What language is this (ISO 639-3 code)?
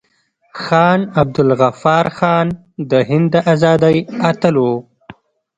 pus